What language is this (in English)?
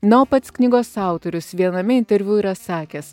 Lithuanian